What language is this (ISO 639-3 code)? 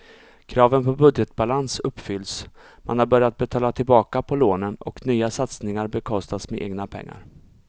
swe